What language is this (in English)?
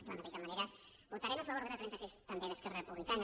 Catalan